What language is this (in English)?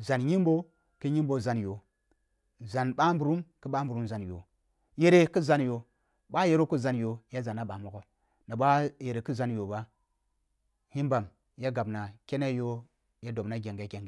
Kulung (Nigeria)